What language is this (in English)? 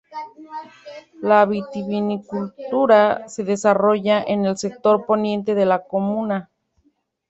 Spanish